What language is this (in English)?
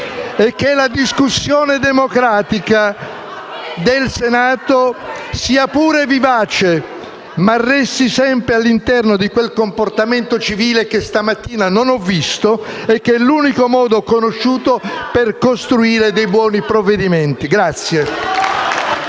Italian